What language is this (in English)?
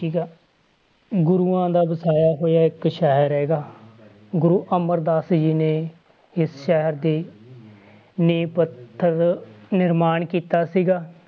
Punjabi